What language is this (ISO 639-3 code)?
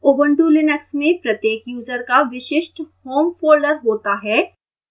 hin